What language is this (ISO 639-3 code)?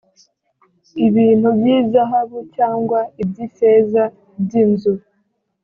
kin